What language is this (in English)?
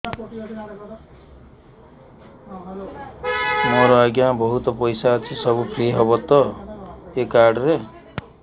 Odia